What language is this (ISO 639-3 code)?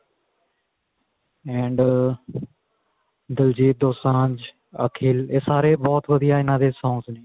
pan